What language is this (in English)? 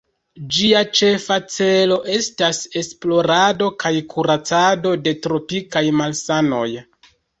Esperanto